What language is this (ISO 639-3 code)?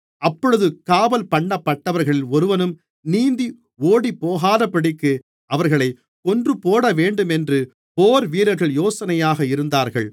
tam